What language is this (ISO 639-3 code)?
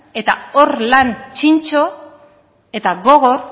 eus